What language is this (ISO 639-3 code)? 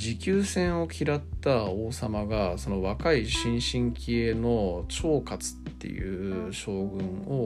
jpn